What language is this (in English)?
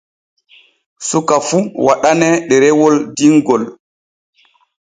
Borgu Fulfulde